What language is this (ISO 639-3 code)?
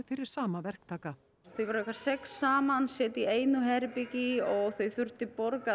isl